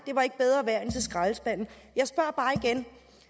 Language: Danish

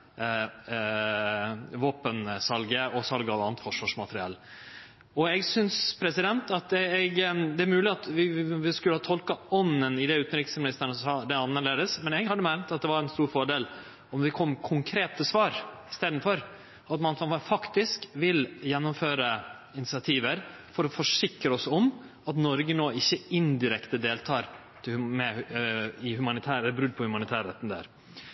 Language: Norwegian Nynorsk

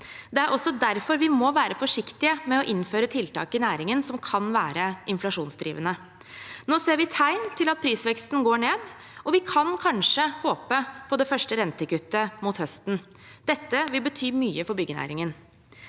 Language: Norwegian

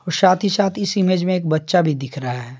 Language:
Hindi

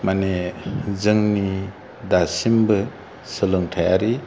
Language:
Bodo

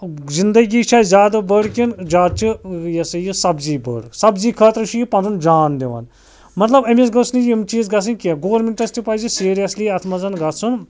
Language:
Kashmiri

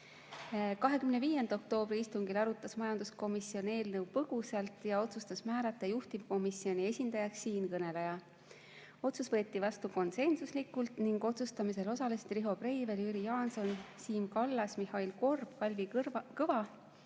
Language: Estonian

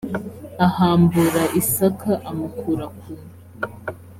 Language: Kinyarwanda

